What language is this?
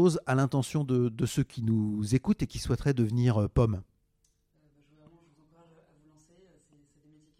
French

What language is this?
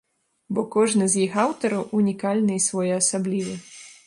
Belarusian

